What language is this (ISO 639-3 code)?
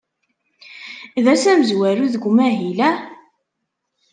kab